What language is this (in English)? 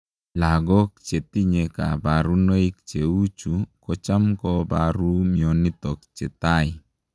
Kalenjin